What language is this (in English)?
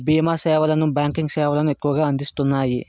Telugu